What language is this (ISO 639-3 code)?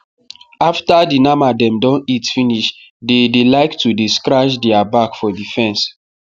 pcm